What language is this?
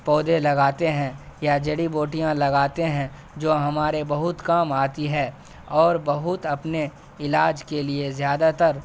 Urdu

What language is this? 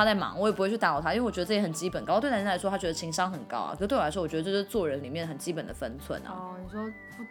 Chinese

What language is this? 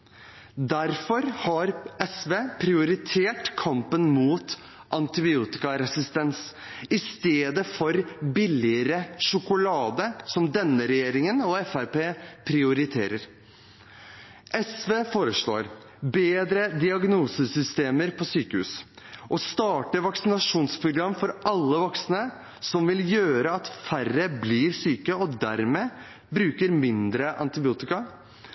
Norwegian Bokmål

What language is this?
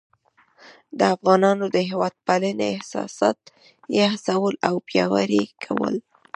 Pashto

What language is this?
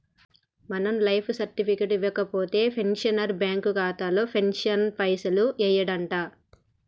Telugu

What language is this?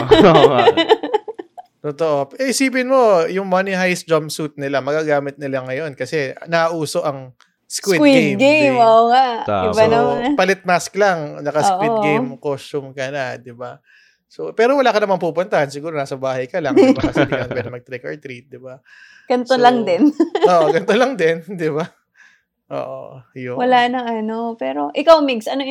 Filipino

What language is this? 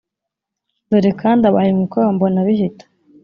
Kinyarwanda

